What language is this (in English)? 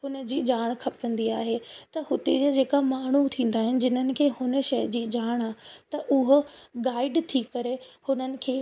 Sindhi